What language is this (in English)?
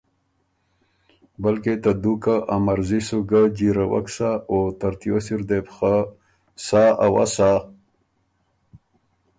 Ormuri